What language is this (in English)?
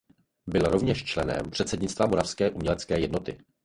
Czech